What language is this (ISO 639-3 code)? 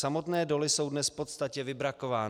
ces